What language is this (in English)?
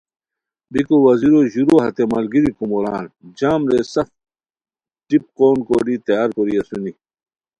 Khowar